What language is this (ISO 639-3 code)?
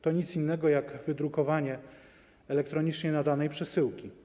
pol